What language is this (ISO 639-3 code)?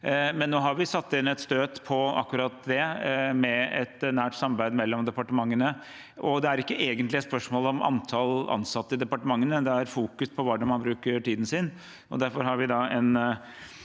nor